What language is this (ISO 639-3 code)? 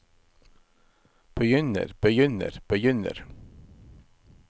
nor